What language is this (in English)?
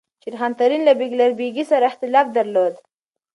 Pashto